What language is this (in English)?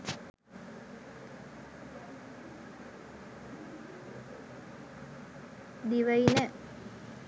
Sinhala